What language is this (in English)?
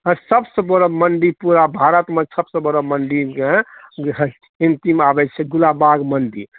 Maithili